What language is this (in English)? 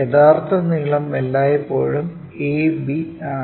Malayalam